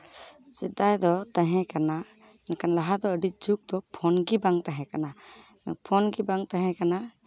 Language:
Santali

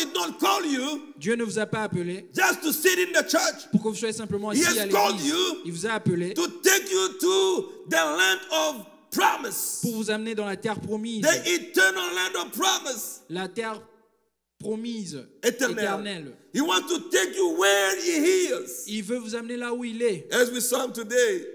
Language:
French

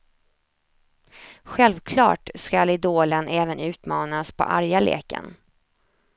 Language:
Swedish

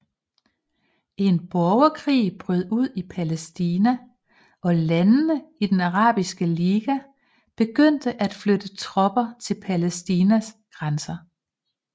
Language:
Danish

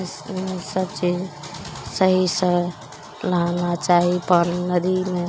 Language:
Maithili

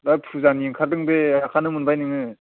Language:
Bodo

